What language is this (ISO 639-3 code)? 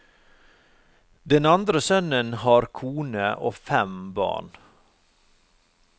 nor